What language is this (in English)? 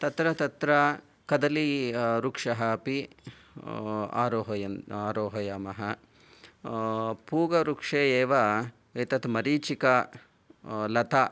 Sanskrit